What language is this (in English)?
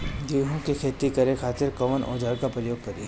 Bhojpuri